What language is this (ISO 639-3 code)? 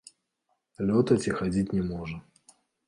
bel